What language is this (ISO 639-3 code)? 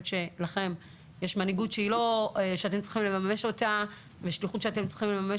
heb